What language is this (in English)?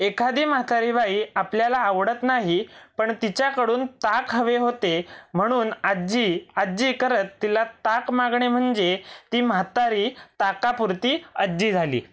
Marathi